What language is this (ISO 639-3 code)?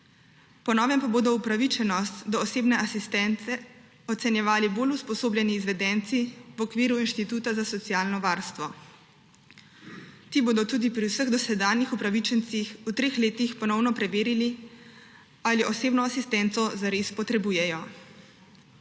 slv